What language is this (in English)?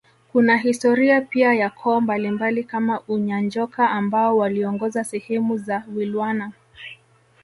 Swahili